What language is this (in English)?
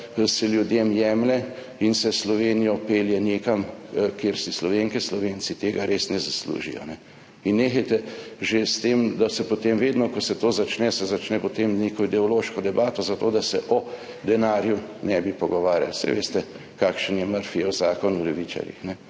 Slovenian